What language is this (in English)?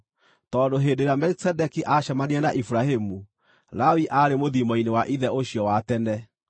Kikuyu